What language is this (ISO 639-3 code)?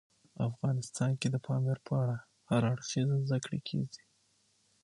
pus